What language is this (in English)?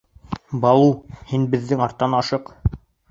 Bashkir